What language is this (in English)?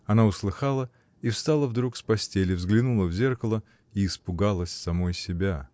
Russian